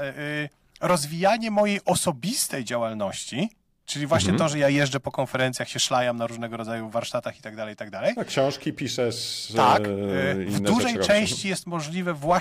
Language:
Polish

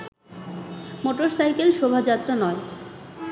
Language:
Bangla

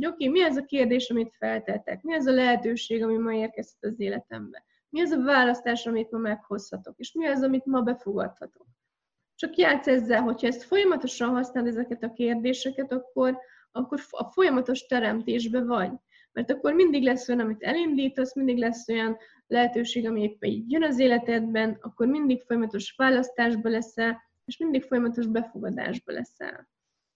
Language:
Hungarian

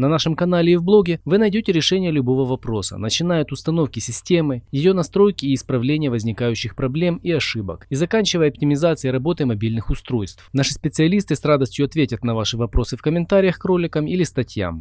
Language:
Russian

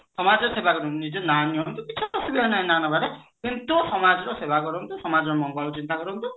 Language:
Odia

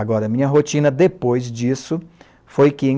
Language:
Portuguese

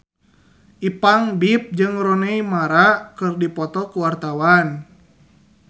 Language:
Sundanese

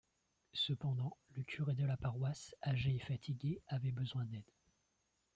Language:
French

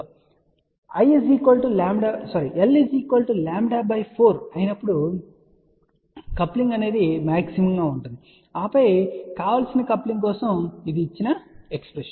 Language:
Telugu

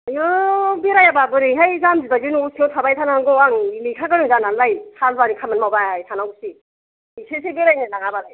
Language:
Bodo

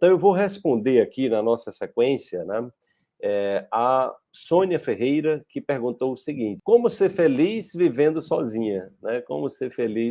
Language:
Portuguese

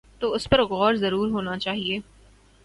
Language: Urdu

